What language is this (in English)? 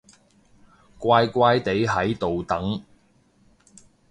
Cantonese